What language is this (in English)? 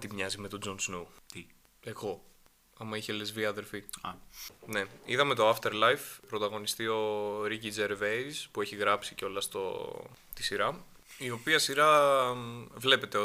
Greek